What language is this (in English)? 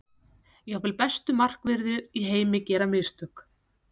Icelandic